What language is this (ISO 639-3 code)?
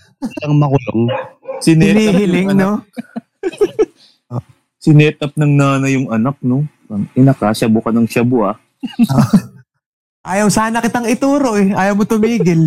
fil